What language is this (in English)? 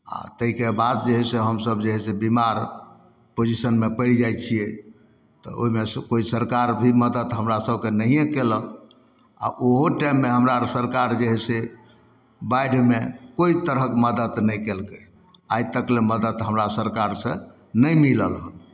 Maithili